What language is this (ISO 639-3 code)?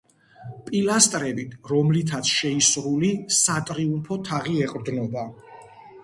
kat